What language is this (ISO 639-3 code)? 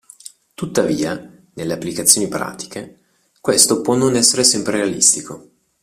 ita